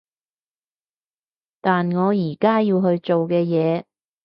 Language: Cantonese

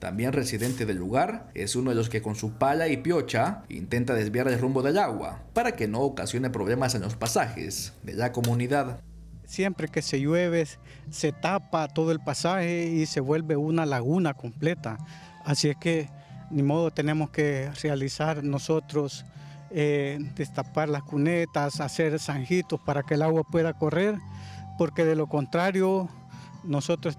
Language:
Spanish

